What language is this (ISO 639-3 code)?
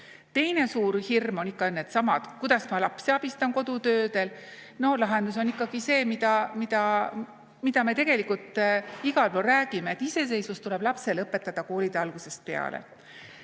est